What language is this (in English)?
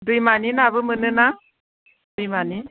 Bodo